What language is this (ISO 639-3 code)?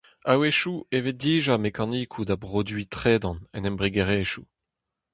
bre